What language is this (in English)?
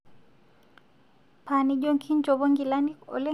Masai